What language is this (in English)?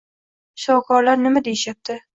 Uzbek